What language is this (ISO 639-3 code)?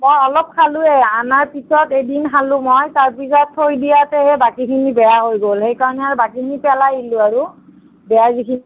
asm